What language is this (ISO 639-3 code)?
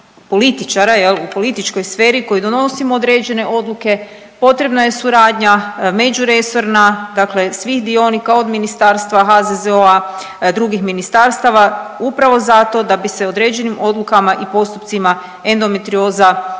hrv